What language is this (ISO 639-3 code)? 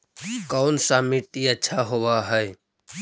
mag